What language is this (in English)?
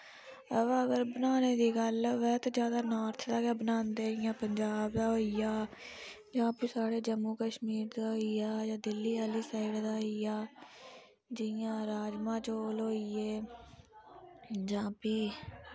Dogri